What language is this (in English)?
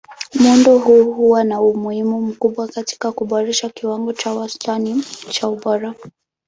Swahili